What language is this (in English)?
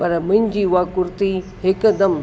Sindhi